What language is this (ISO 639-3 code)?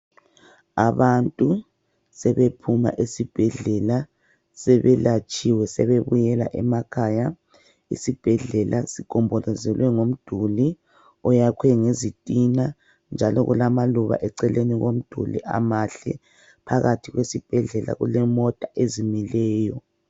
nde